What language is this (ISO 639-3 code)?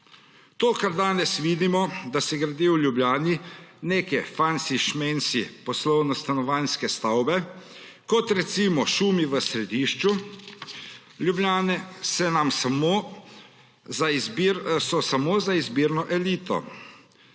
slv